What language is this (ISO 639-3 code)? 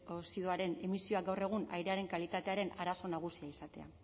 eus